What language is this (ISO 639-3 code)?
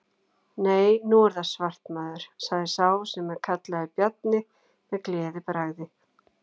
isl